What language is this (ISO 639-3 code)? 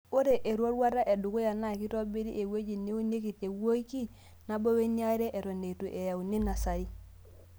mas